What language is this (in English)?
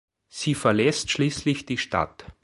German